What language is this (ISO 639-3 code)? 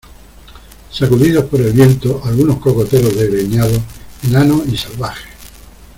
spa